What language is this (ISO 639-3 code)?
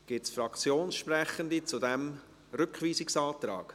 gsw